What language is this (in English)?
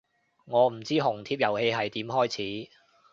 Cantonese